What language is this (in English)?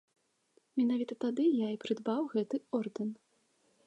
Belarusian